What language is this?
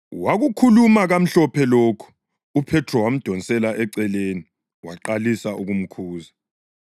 North Ndebele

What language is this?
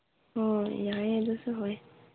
Manipuri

